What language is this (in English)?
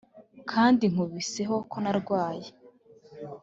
Kinyarwanda